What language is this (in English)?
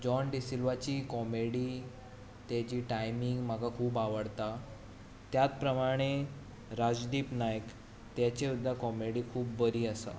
Konkani